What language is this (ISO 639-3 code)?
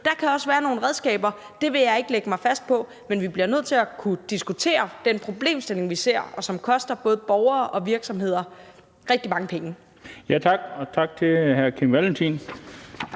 dan